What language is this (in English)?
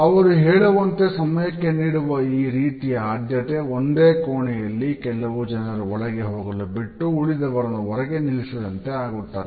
Kannada